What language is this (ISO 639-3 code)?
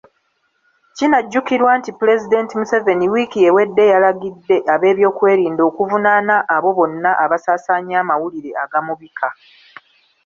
lug